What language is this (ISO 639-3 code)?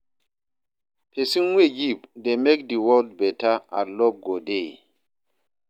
pcm